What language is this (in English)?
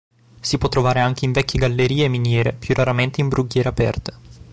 Italian